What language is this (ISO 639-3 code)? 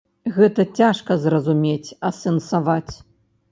bel